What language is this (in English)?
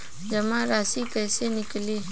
Bhojpuri